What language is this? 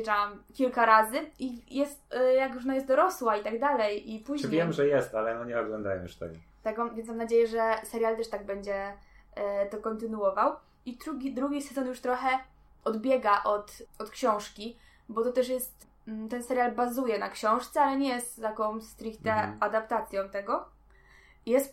Polish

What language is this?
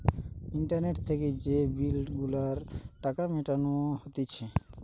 Bangla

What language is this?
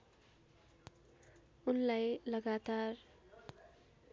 Nepali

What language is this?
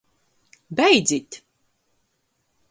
Latgalian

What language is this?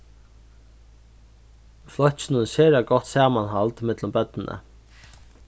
Faroese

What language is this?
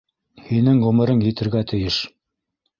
Bashkir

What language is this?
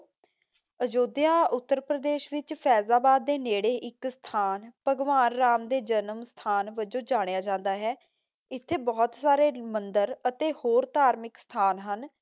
Punjabi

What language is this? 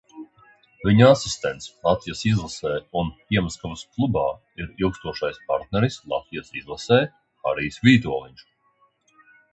Latvian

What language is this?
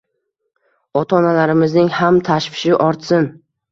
Uzbek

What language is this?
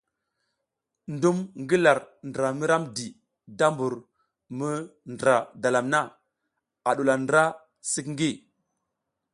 South Giziga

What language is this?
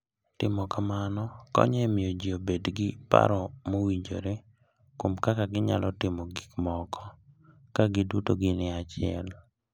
Luo (Kenya and Tanzania)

